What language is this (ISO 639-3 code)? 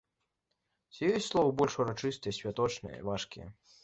bel